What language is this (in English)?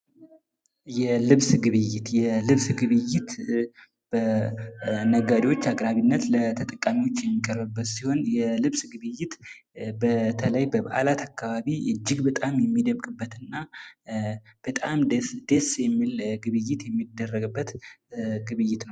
Amharic